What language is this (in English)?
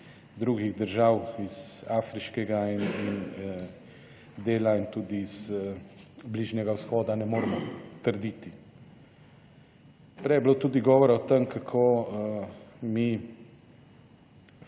Slovenian